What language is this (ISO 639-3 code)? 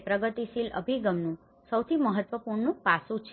guj